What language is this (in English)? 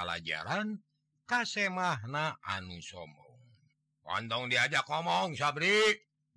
Indonesian